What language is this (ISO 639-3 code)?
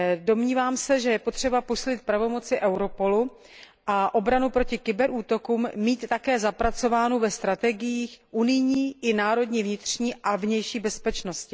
ces